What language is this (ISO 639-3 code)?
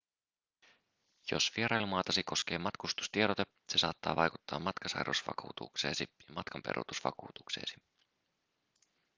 fin